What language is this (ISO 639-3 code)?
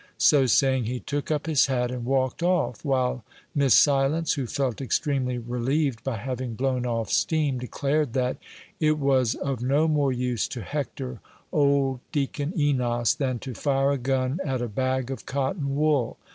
eng